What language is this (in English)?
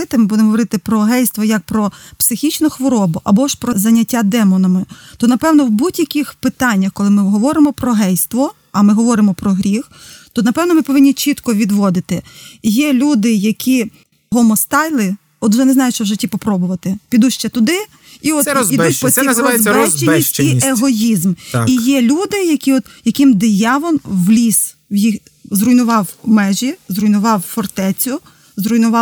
Ukrainian